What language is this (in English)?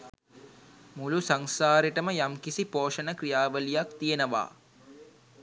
Sinhala